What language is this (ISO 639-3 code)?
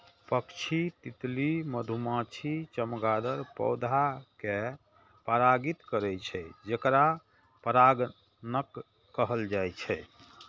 mai